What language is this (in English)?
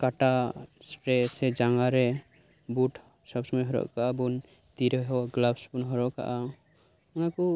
Santali